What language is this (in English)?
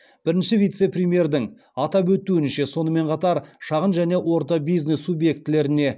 Kazakh